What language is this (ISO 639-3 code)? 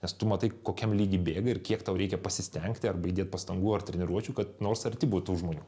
lit